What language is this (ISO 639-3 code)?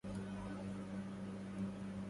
ara